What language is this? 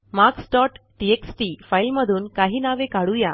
Marathi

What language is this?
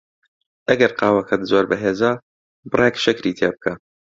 Central Kurdish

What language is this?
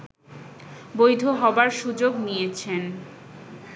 Bangla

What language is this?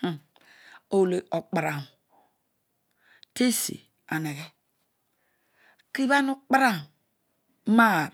Odual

